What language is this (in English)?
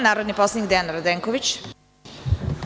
Serbian